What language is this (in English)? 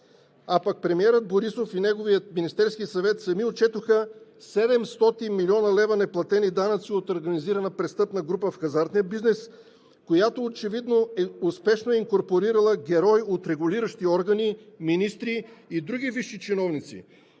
Bulgarian